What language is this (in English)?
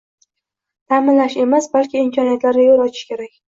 Uzbek